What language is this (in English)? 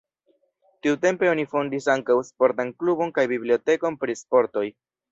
Esperanto